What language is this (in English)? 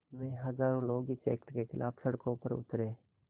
Hindi